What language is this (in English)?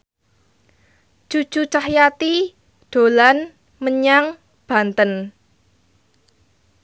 Javanese